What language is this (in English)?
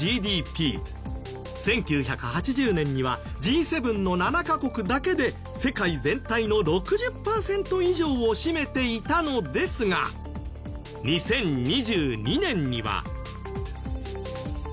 Japanese